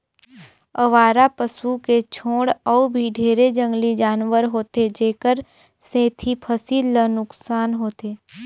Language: Chhattisgarhi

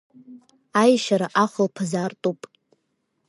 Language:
Abkhazian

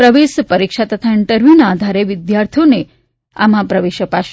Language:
Gujarati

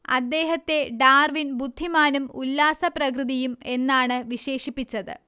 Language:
Malayalam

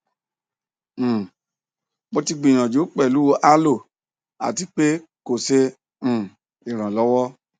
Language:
Yoruba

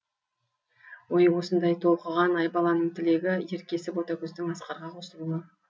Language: Kazakh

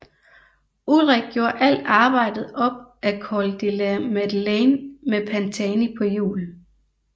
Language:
Danish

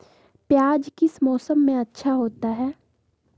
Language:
Magahi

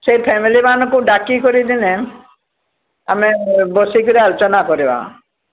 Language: Odia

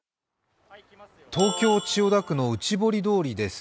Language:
Japanese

